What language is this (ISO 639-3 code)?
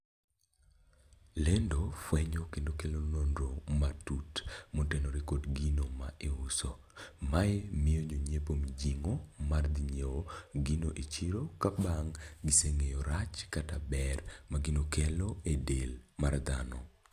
luo